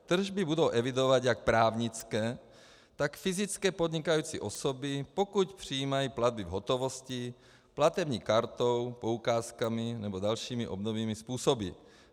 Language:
Czech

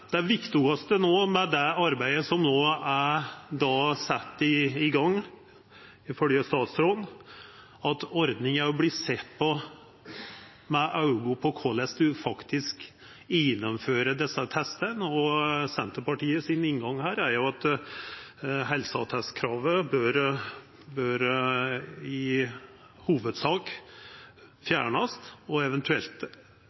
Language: Norwegian Nynorsk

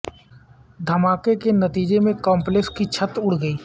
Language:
Urdu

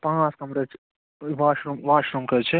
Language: Kashmiri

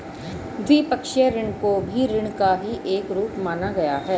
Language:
Hindi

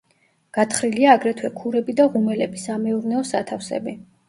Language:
Georgian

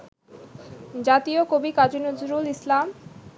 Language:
Bangla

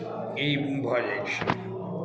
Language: Maithili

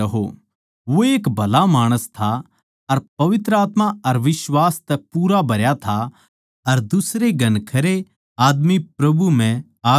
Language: Haryanvi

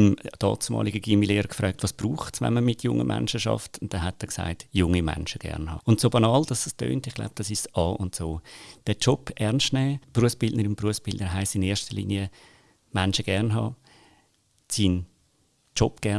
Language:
German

